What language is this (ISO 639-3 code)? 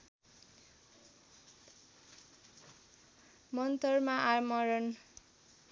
nep